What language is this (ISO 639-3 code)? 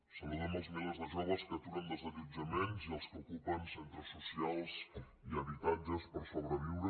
cat